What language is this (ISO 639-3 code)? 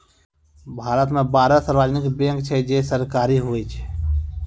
mai